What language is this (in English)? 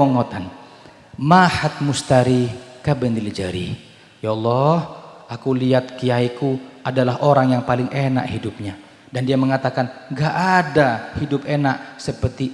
Indonesian